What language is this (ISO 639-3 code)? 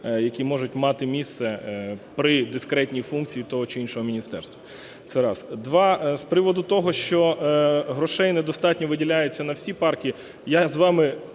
ukr